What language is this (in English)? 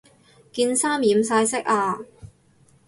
Cantonese